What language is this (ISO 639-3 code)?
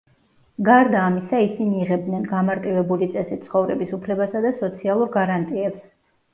kat